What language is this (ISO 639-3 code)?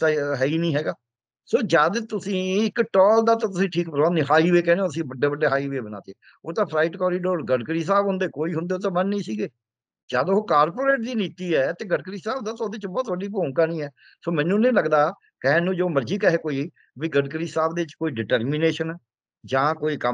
pan